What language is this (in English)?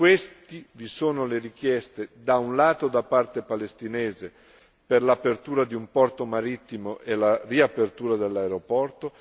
Italian